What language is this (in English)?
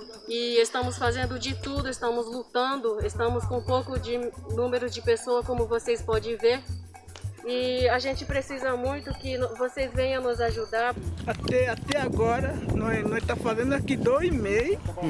Portuguese